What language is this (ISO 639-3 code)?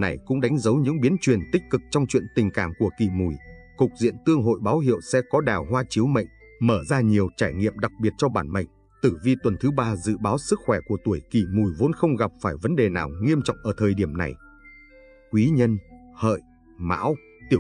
vie